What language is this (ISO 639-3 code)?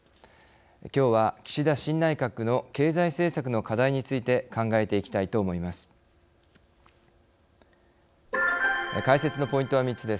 jpn